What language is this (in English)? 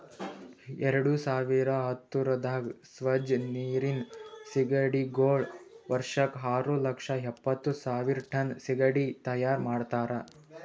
Kannada